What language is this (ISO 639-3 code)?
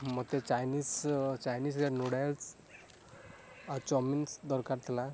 ori